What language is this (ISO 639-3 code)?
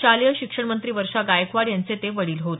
mar